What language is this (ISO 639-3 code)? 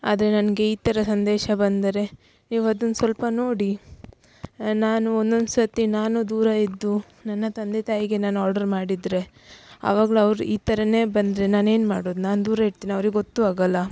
kan